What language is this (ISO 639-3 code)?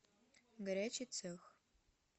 rus